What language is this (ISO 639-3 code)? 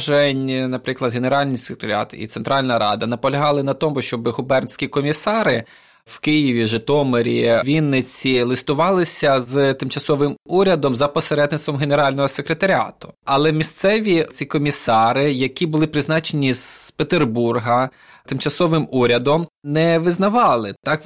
ukr